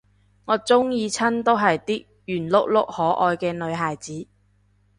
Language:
Cantonese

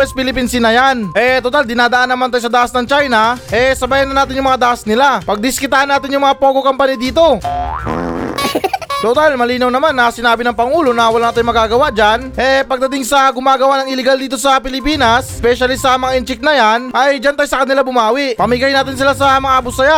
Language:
Filipino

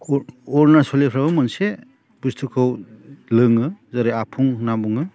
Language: Bodo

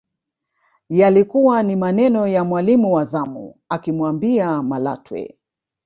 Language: Swahili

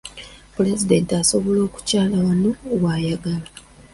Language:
Ganda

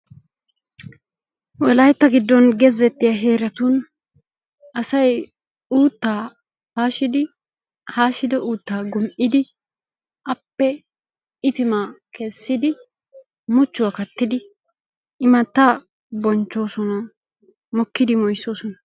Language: Wolaytta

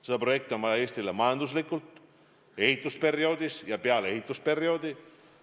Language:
Estonian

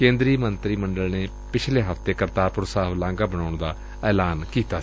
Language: Punjabi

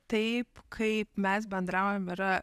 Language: Lithuanian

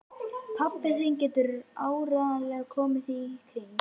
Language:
Icelandic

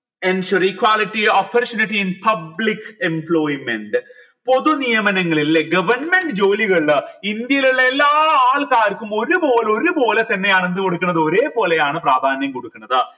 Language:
Malayalam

